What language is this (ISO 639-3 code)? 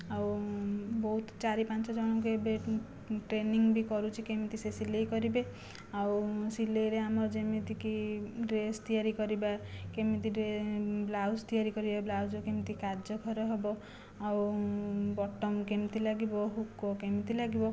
ori